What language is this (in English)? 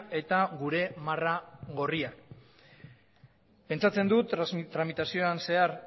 Basque